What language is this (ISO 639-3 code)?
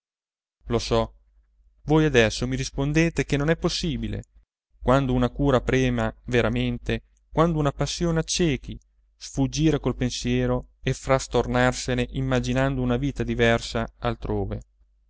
ita